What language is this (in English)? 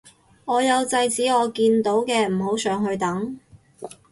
Cantonese